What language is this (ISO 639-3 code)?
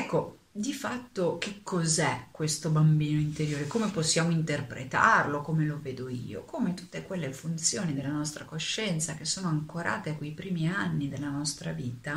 ita